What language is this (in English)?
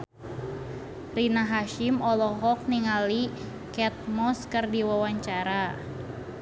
Sundanese